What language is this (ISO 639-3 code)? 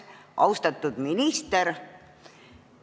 est